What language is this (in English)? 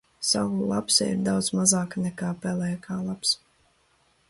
Latvian